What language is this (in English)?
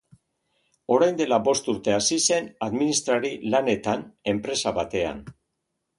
Basque